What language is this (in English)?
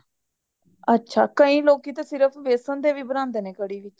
Punjabi